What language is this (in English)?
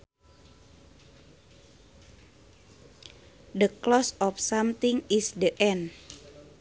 Sundanese